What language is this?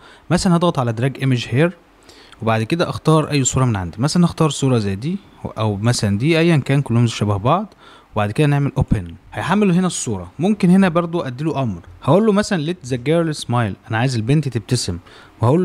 Arabic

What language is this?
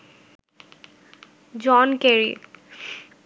Bangla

